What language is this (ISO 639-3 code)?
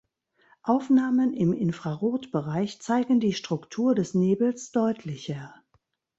deu